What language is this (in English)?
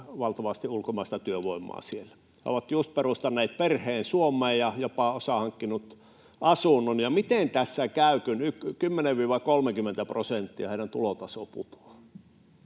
Finnish